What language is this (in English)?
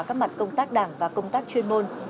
Vietnamese